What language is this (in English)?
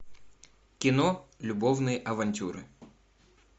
Russian